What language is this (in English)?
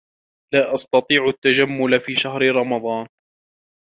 Arabic